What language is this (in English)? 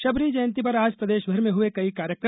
Hindi